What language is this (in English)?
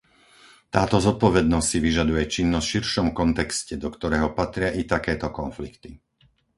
Slovak